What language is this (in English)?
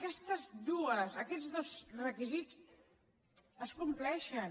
Catalan